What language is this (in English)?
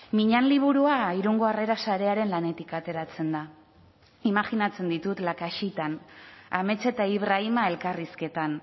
Basque